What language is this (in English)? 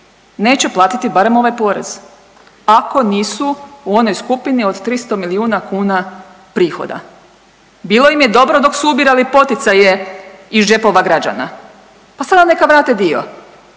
Croatian